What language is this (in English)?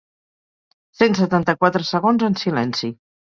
Catalan